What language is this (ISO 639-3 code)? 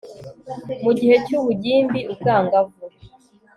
kin